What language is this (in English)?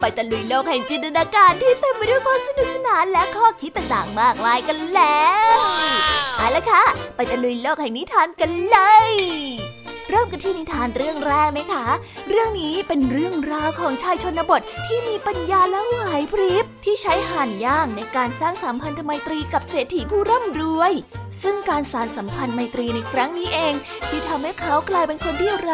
Thai